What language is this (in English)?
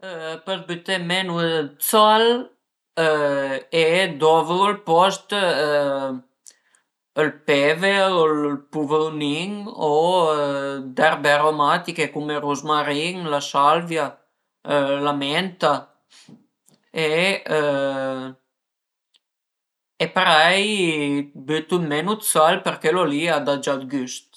Piedmontese